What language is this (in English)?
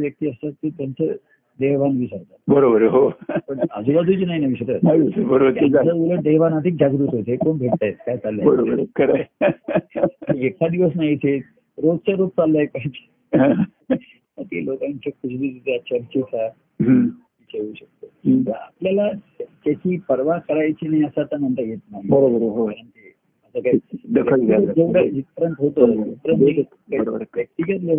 Marathi